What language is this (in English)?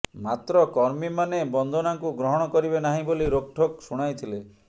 Odia